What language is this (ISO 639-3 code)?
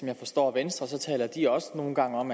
dan